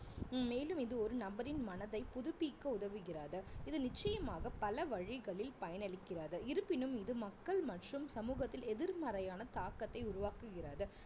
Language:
Tamil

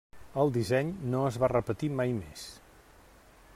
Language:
Catalan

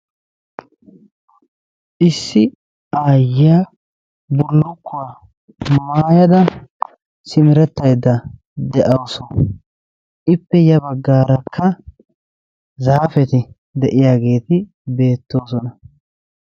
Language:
Wolaytta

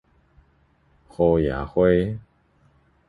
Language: Min Nan Chinese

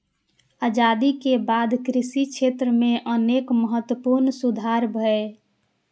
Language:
Maithili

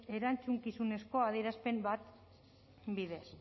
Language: Basque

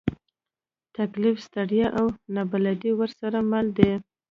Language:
Pashto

